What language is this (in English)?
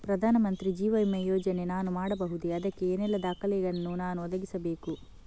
Kannada